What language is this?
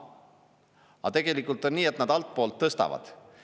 Estonian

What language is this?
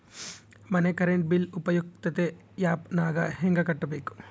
Kannada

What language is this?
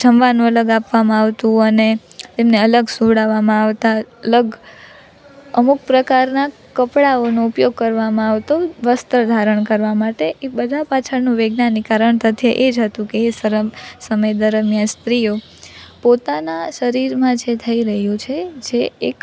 Gujarati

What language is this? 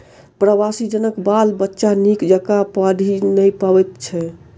Maithili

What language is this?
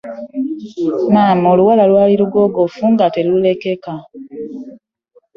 Ganda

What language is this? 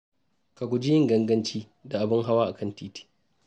Hausa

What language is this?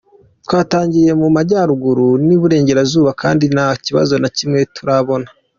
Kinyarwanda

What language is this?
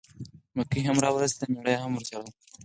Pashto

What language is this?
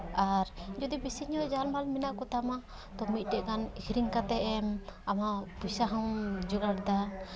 Santali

